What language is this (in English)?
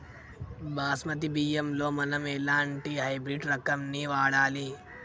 Telugu